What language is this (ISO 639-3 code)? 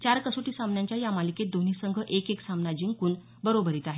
mar